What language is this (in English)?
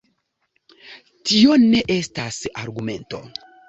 Esperanto